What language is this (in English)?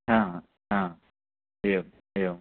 Sanskrit